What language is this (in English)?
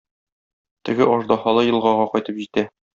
Tatar